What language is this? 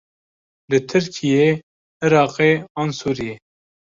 Kurdish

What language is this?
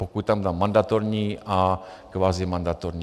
Czech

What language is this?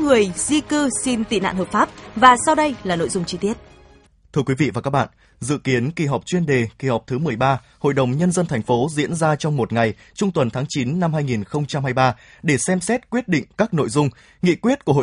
Vietnamese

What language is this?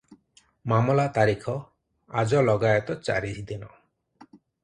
Odia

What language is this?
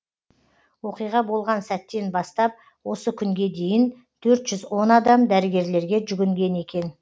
Kazakh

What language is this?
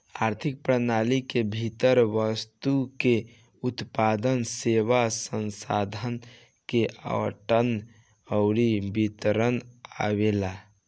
Bhojpuri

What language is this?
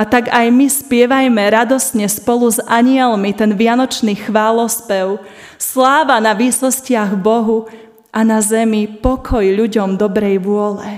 Slovak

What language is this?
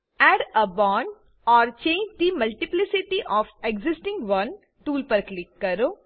Gujarati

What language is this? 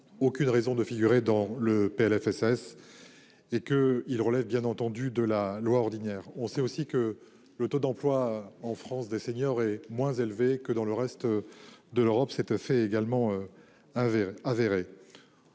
French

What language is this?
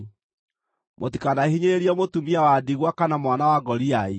Kikuyu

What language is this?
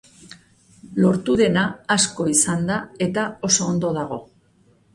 Basque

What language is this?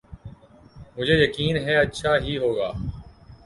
Urdu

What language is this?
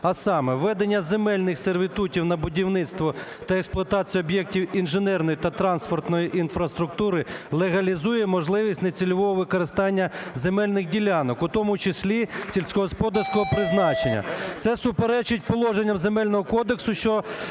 Ukrainian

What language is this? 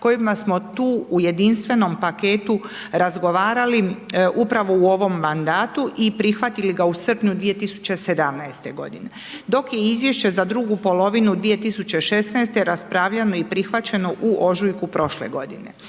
Croatian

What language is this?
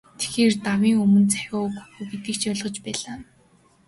Mongolian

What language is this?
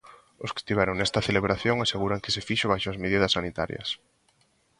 Galician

